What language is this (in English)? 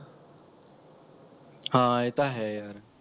Punjabi